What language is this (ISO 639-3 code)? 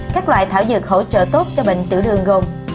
vie